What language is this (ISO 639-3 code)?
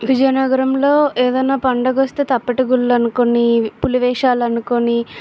tel